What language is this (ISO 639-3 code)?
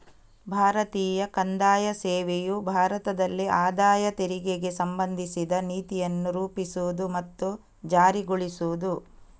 kan